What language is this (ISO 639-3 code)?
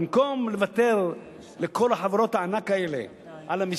heb